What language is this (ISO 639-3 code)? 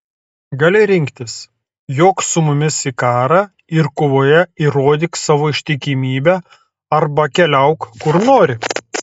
lit